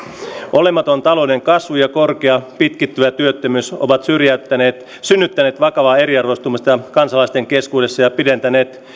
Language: Finnish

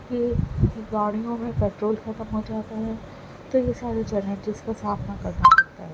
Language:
Urdu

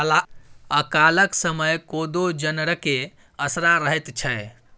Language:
Maithili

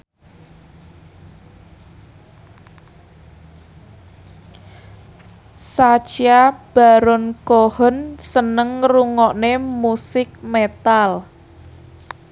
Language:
Javanese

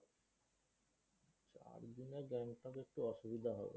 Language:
Bangla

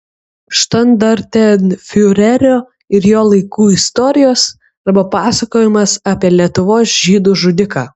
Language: Lithuanian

